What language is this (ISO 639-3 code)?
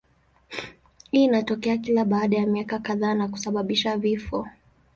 swa